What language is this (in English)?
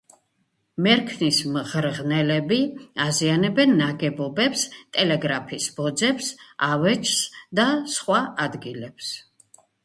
Georgian